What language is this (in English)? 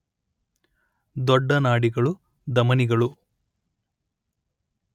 Kannada